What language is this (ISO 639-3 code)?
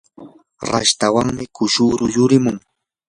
qur